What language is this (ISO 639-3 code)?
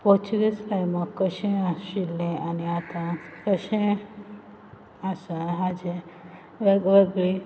kok